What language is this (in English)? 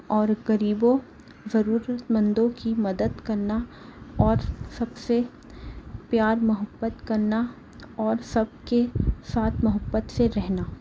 Urdu